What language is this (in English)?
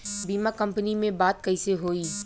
Bhojpuri